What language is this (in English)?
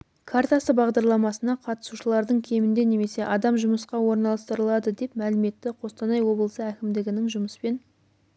Kazakh